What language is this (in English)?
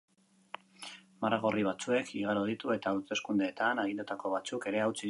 Basque